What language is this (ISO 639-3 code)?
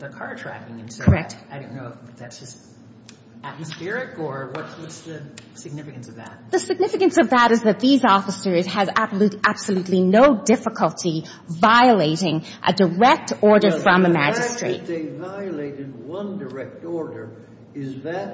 eng